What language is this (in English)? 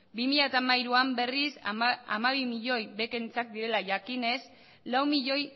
Basque